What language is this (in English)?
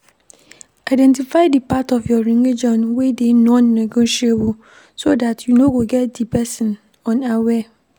Nigerian Pidgin